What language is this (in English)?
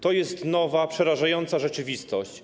Polish